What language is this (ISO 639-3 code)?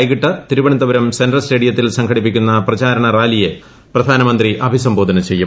mal